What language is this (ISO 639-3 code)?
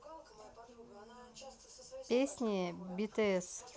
rus